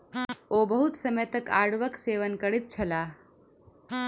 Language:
Maithili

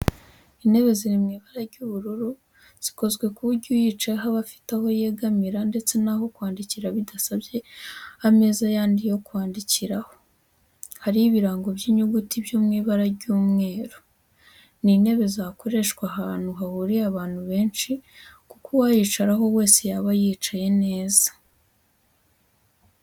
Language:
Kinyarwanda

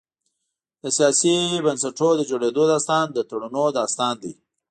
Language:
Pashto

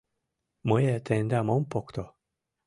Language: Mari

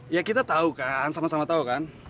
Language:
Indonesian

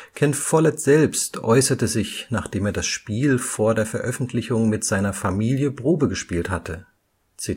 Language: German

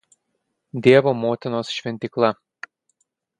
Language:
Lithuanian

